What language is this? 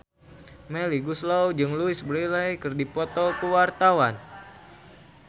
Sundanese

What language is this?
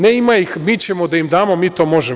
Serbian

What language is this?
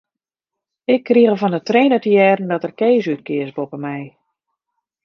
Western Frisian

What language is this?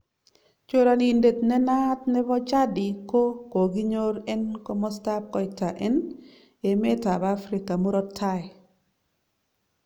Kalenjin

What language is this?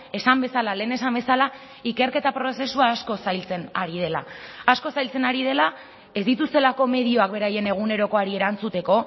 Basque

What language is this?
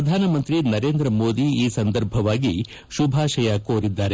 Kannada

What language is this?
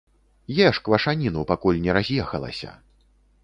Belarusian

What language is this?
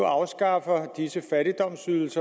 Danish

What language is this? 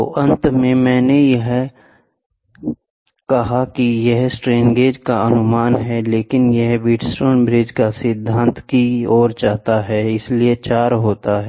Hindi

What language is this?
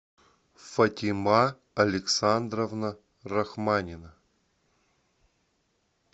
Russian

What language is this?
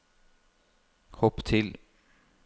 Norwegian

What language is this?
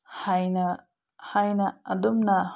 Manipuri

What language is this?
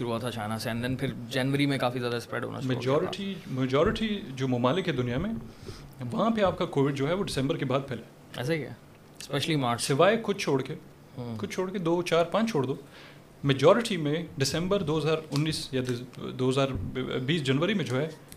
Urdu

